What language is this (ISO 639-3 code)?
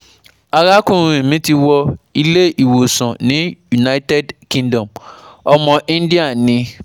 yor